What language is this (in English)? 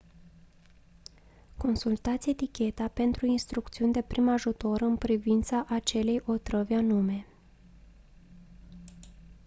Romanian